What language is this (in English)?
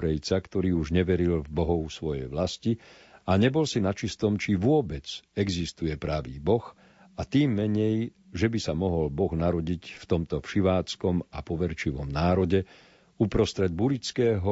Slovak